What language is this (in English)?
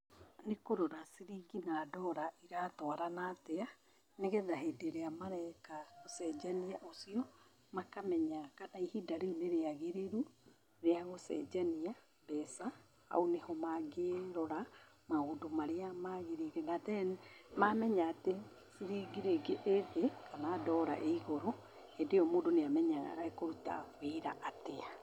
Kikuyu